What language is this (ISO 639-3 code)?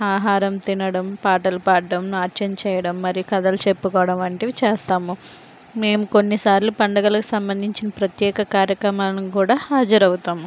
tel